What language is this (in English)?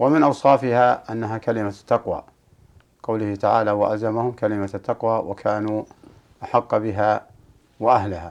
Arabic